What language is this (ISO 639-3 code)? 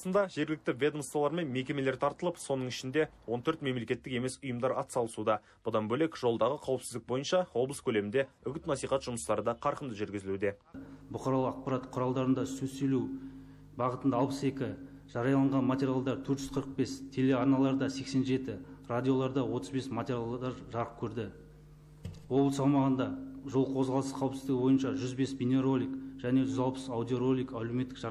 tur